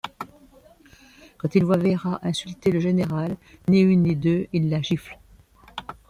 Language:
French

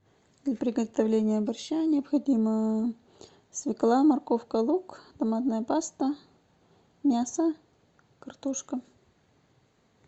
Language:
Russian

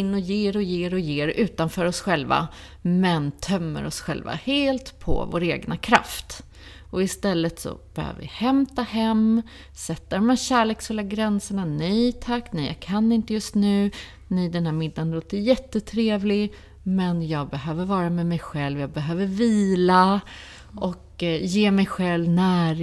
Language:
Swedish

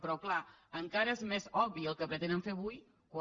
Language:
Catalan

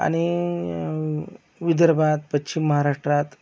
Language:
Marathi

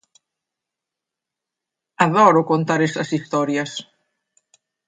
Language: Galician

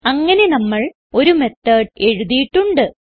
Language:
Malayalam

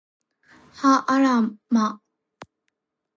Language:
Japanese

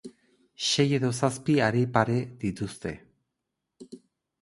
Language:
Basque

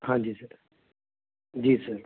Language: Punjabi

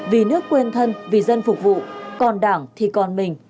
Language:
Vietnamese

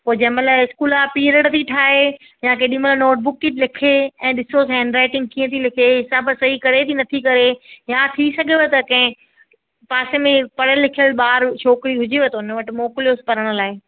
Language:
Sindhi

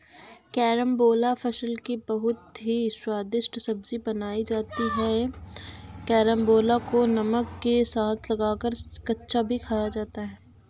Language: Hindi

